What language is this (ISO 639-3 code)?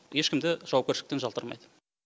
kaz